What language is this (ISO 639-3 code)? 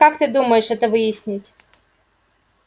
rus